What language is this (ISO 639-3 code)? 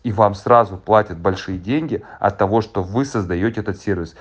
rus